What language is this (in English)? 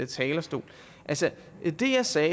Danish